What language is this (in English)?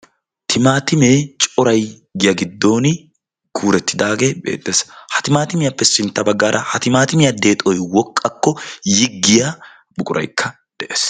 Wolaytta